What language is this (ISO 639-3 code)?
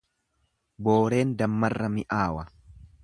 orm